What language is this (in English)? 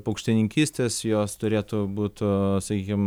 Lithuanian